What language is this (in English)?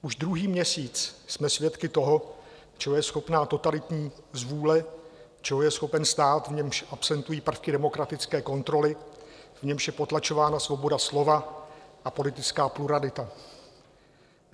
Czech